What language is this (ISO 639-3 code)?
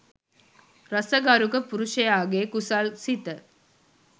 sin